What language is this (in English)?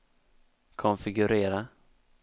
Swedish